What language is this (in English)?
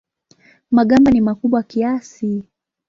Swahili